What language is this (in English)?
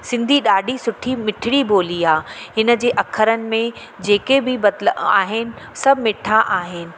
Sindhi